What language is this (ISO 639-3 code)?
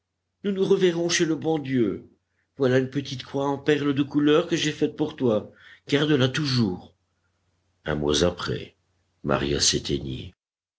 fra